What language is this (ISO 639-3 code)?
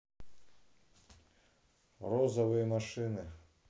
rus